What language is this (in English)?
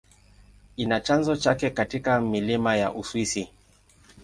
Swahili